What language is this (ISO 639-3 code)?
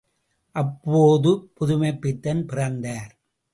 tam